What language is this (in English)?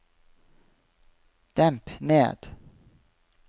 Norwegian